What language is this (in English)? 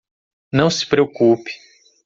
Portuguese